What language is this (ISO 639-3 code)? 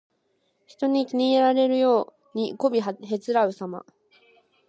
jpn